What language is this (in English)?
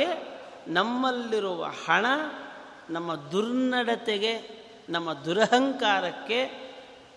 Kannada